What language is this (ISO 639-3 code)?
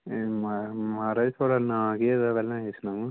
doi